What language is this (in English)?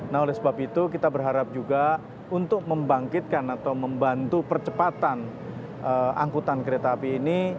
Indonesian